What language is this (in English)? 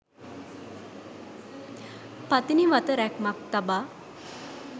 Sinhala